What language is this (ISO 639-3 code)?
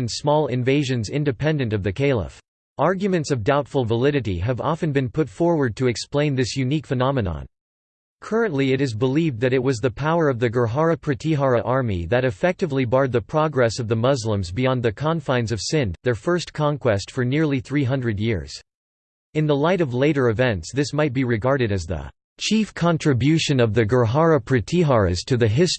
eng